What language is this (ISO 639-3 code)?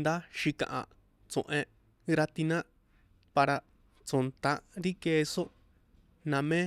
poe